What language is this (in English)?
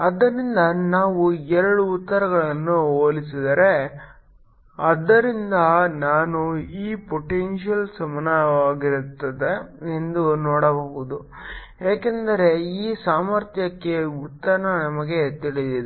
Kannada